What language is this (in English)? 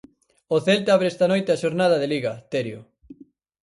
Galician